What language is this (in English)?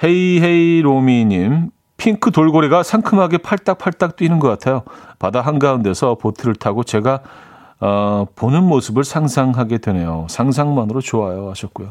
Korean